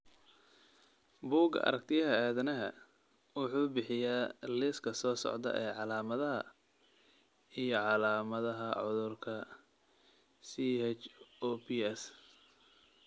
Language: Somali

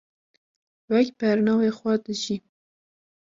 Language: Kurdish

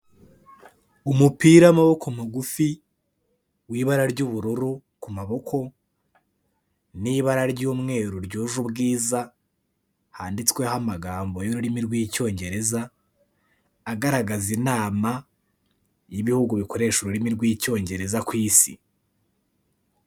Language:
Kinyarwanda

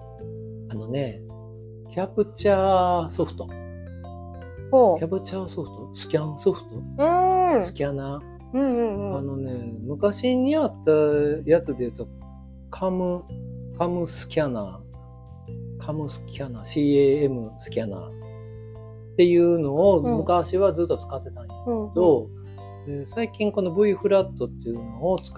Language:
Japanese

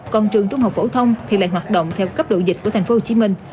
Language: Vietnamese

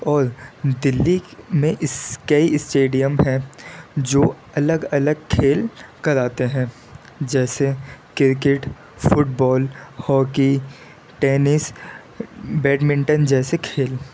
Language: Urdu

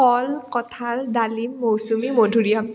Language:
Assamese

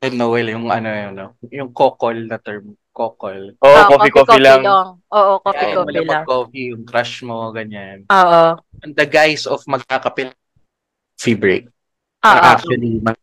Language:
Filipino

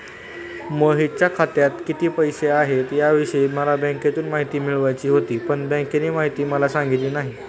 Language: Marathi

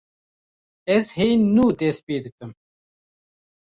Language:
Kurdish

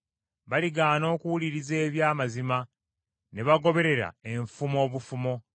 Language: Ganda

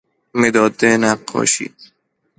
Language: Persian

